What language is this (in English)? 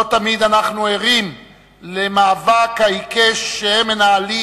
Hebrew